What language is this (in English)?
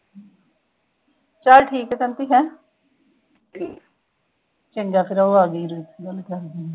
Punjabi